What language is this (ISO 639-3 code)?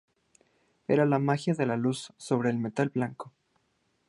spa